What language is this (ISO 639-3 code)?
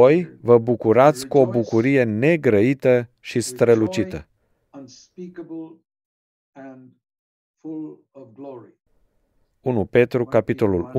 ron